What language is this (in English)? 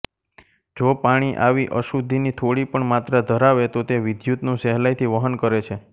Gujarati